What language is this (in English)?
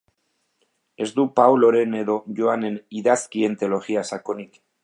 Basque